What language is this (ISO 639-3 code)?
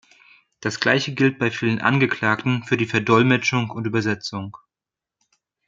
deu